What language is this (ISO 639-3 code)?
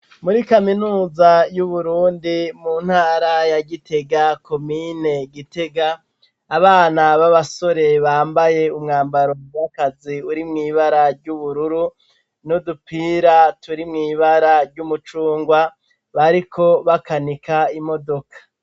run